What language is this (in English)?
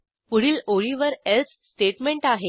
Marathi